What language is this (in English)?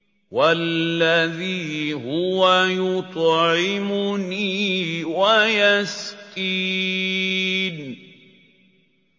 Arabic